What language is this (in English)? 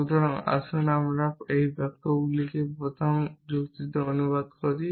Bangla